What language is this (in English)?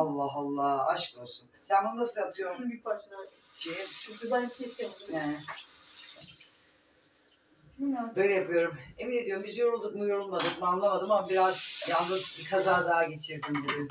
Turkish